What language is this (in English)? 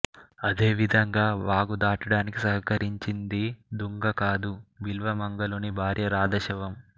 Telugu